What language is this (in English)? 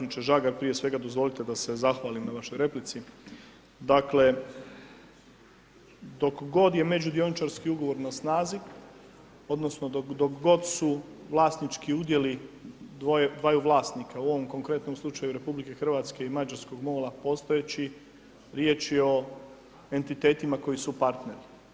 Croatian